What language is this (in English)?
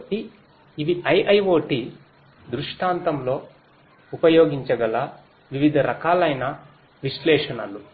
Telugu